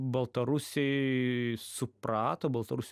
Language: Lithuanian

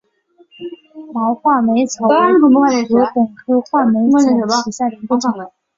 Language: Chinese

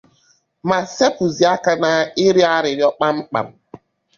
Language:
Igbo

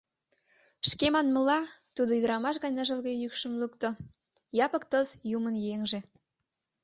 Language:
Mari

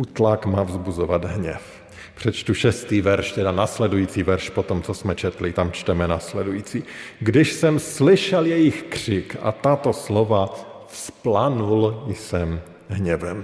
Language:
Czech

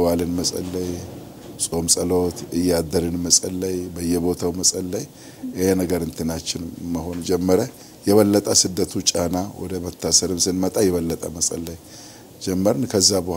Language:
Arabic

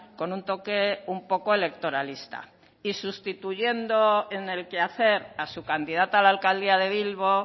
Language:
Spanish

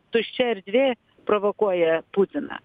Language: Lithuanian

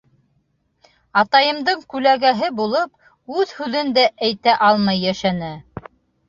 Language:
Bashkir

